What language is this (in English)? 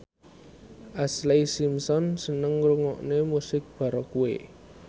Javanese